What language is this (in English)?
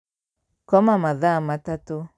Kikuyu